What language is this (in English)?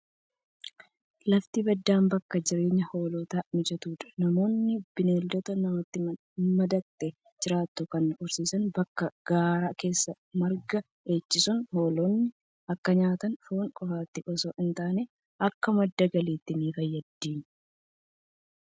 Oromo